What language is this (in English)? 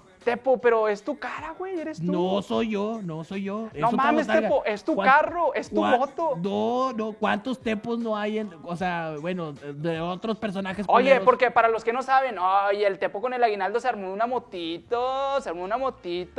Spanish